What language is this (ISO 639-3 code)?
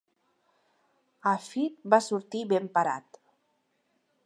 cat